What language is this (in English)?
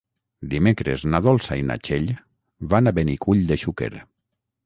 Catalan